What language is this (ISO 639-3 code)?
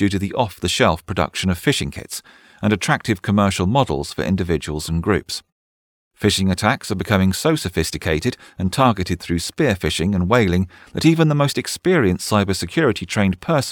eng